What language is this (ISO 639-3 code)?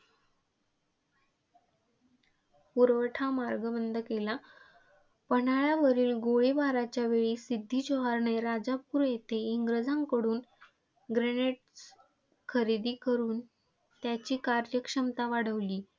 mar